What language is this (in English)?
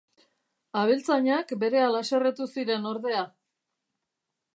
Basque